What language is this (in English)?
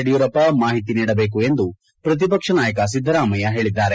Kannada